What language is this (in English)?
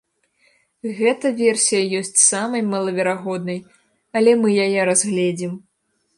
Belarusian